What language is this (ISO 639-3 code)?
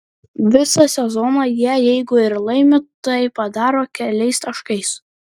lit